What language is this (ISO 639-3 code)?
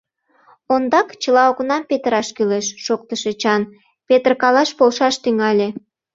chm